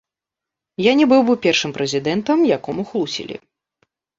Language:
Belarusian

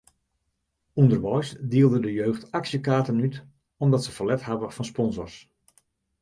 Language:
Western Frisian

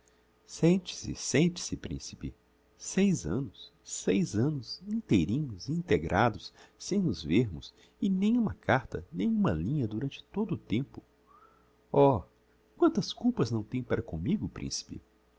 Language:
Portuguese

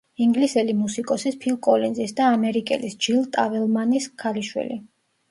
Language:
Georgian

